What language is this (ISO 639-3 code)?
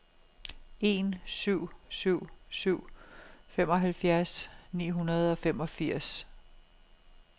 dan